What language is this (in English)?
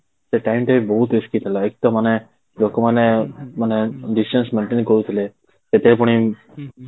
Odia